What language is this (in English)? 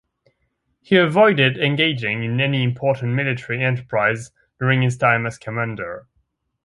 English